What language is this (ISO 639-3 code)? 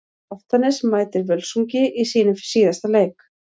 isl